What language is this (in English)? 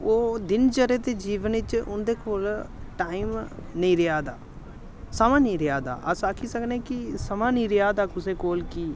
Dogri